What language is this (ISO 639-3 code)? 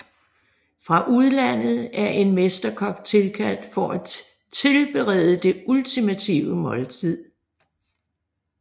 dan